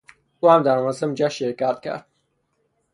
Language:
Persian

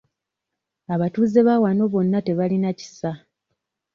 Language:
Ganda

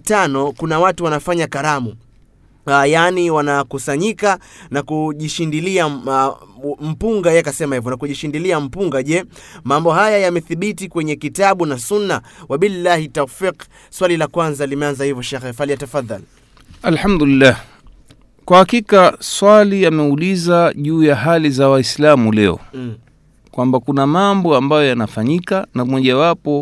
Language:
Swahili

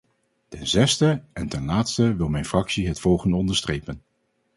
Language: Dutch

